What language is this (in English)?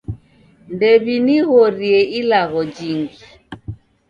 Taita